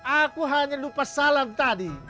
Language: Indonesian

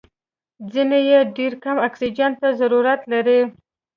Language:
Pashto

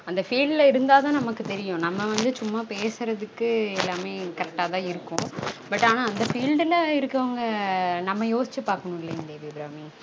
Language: Tamil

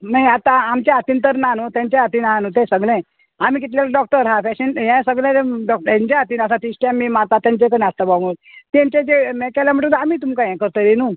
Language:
Konkani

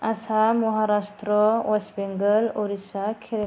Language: Bodo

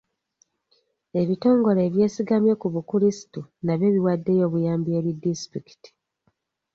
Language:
Ganda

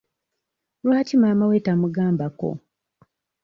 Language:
Ganda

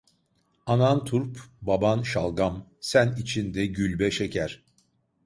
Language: Turkish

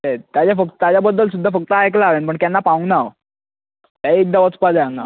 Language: Konkani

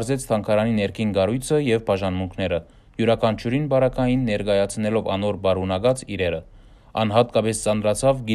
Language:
Romanian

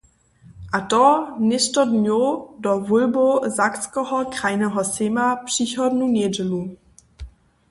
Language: Upper Sorbian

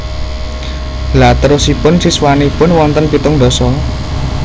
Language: Javanese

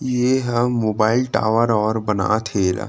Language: Chhattisgarhi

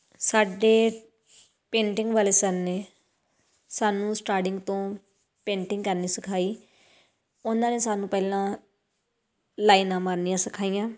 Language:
Punjabi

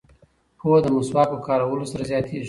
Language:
Pashto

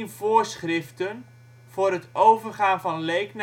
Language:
Dutch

